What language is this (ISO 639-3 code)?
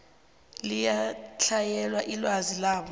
nbl